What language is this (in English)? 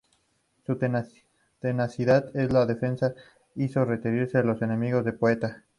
Spanish